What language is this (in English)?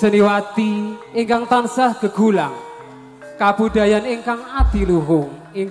Indonesian